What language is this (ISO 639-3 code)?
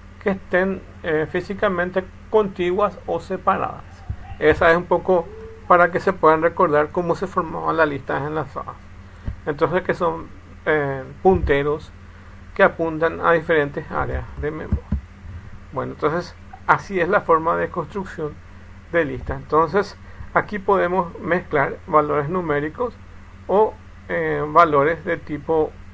spa